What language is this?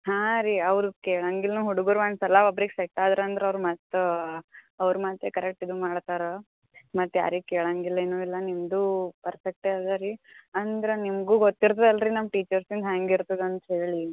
Kannada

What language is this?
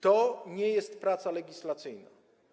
Polish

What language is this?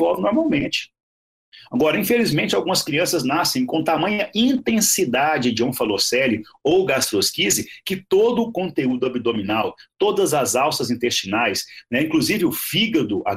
Portuguese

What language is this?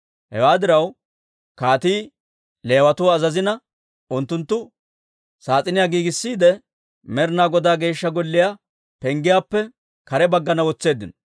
Dawro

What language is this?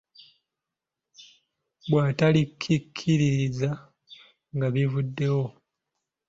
Ganda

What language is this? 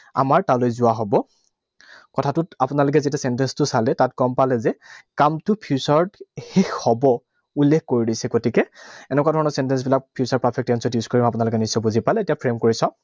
Assamese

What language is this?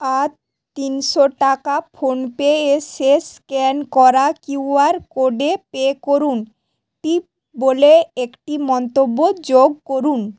Bangla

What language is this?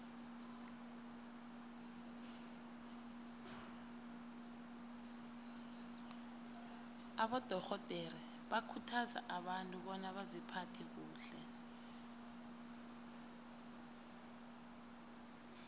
South Ndebele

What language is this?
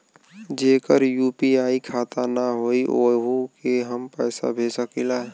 Bhojpuri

